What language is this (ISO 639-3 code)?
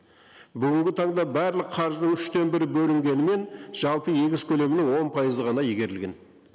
kaz